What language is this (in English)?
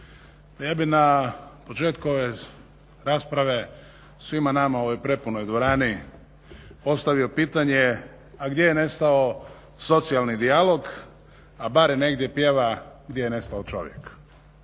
Croatian